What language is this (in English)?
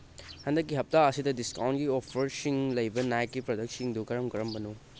Manipuri